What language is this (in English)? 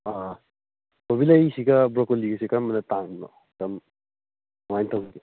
Manipuri